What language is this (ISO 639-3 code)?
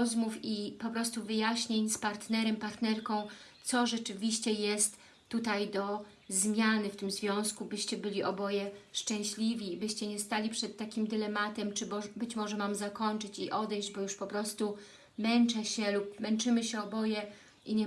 pol